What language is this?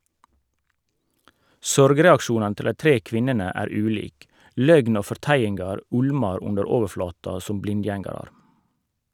Norwegian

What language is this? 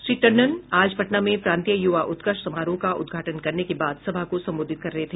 Hindi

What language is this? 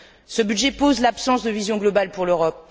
French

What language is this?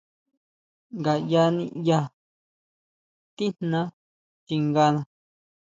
Huautla Mazatec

